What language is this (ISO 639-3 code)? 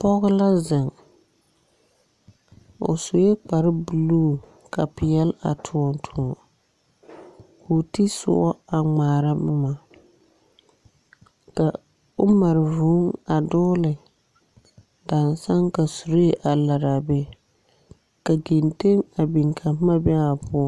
dga